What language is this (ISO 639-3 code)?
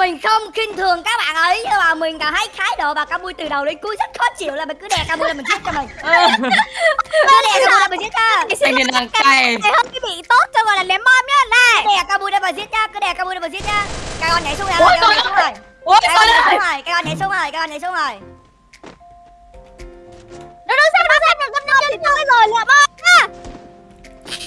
vie